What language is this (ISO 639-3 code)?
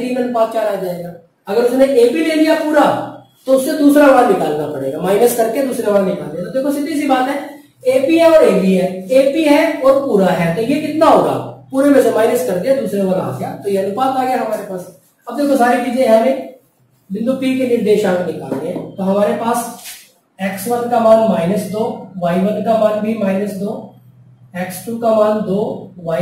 hin